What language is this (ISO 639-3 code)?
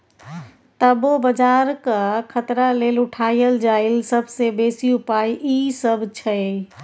mai